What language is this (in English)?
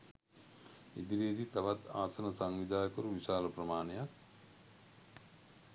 Sinhala